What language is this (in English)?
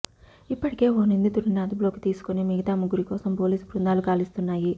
Telugu